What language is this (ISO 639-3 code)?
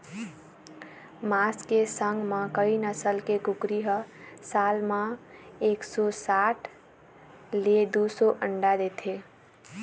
hne